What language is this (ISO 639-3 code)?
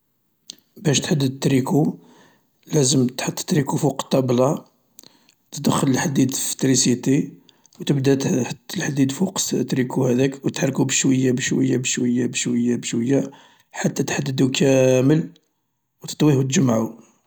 arq